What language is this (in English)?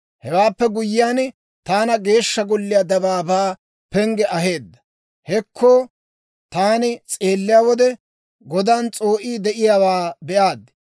Dawro